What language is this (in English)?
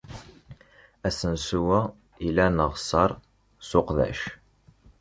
Kabyle